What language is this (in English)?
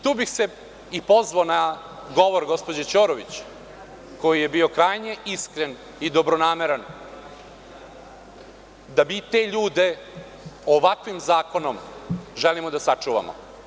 Serbian